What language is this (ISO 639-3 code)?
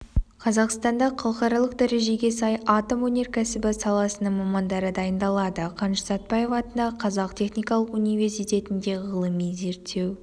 kaz